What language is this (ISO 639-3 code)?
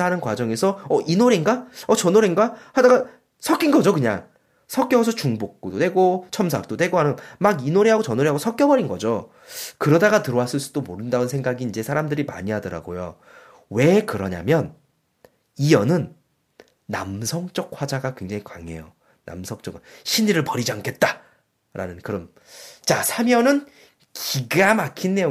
kor